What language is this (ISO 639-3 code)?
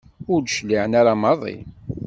kab